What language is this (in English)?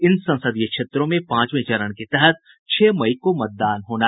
Hindi